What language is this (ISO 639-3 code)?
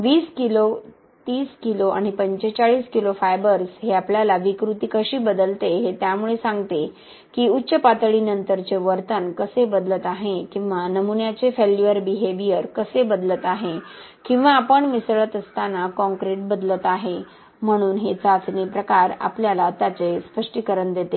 mar